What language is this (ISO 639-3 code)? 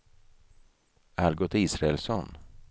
swe